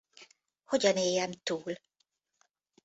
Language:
Hungarian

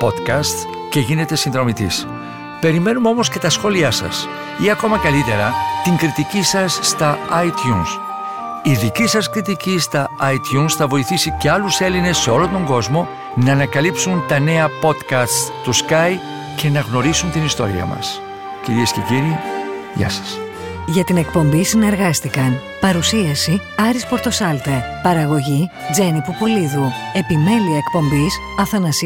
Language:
Greek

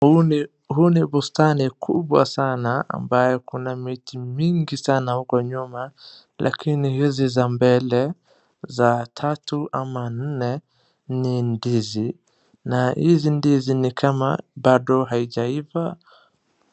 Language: Swahili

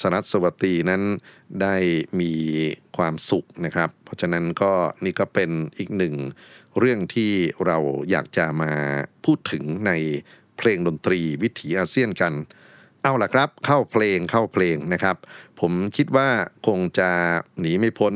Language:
Thai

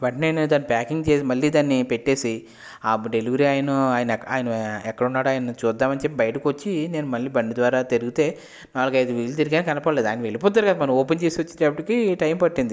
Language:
Telugu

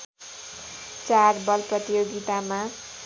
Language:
Nepali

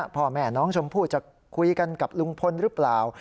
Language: Thai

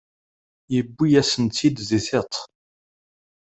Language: Kabyle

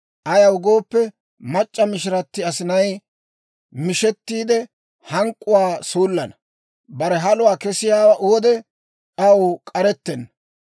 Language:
Dawro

